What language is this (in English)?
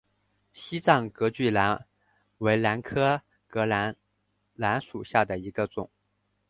Chinese